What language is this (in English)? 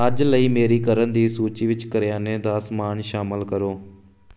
Punjabi